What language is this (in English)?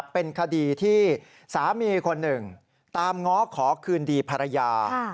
Thai